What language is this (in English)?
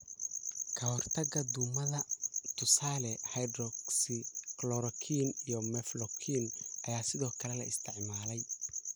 Somali